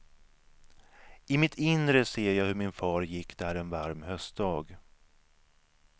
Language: Swedish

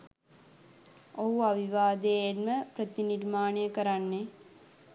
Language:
Sinhala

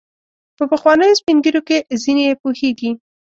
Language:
Pashto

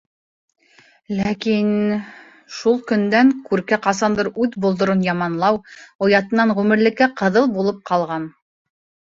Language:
Bashkir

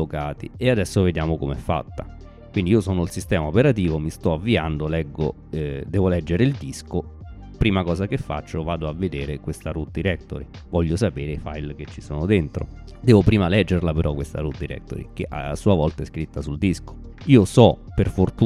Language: Italian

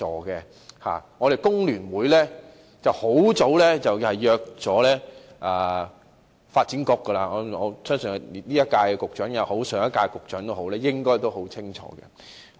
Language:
Cantonese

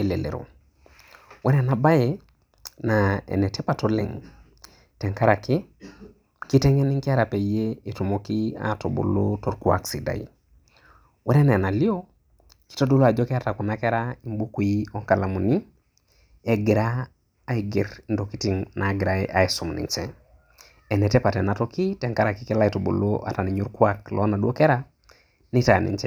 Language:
Masai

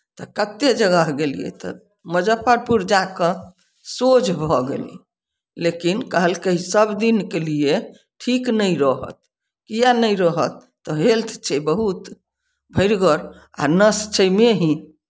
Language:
Maithili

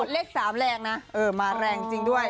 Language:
Thai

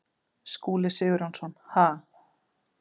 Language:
Icelandic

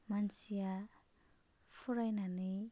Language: Bodo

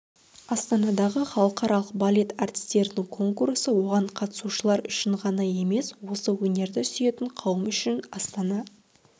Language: Kazakh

